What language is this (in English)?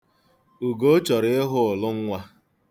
Igbo